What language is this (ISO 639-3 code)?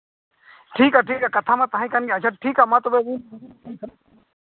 sat